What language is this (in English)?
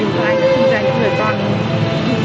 Vietnamese